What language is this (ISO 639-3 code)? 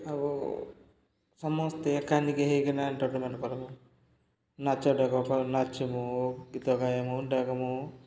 ori